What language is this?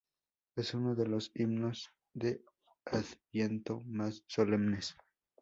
Spanish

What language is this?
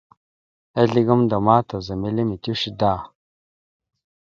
Mada (Cameroon)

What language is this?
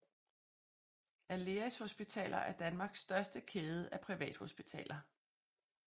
Danish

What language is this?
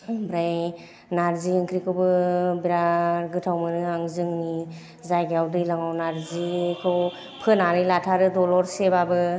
Bodo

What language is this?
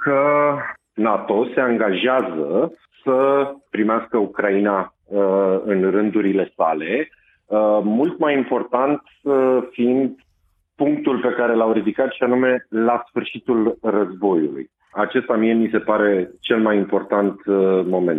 Romanian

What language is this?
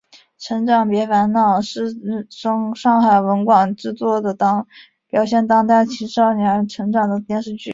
Chinese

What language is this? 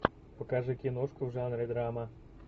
Russian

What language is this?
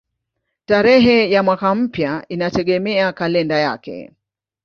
Swahili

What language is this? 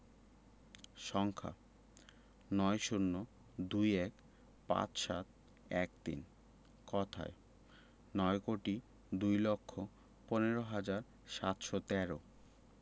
Bangla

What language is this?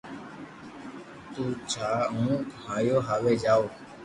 Loarki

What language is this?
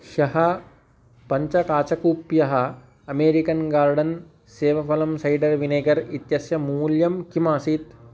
Sanskrit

